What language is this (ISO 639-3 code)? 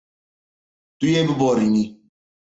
kur